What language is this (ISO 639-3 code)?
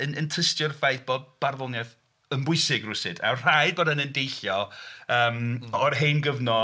cym